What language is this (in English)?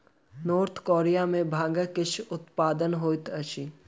Maithili